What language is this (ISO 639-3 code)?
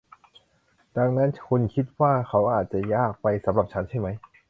tha